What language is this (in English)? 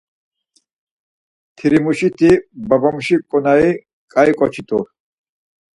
Laz